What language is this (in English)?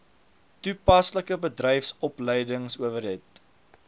Afrikaans